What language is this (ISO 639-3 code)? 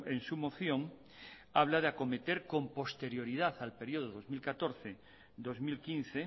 spa